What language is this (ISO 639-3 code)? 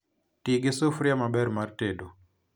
luo